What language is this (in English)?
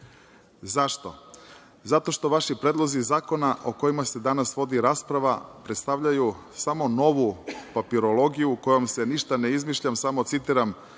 Serbian